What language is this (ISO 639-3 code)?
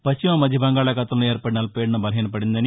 tel